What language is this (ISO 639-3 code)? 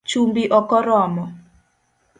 luo